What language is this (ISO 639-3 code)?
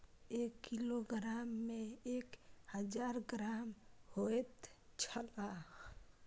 mai